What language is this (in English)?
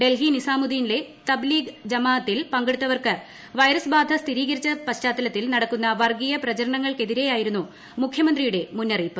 Malayalam